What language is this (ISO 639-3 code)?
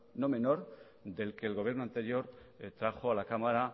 spa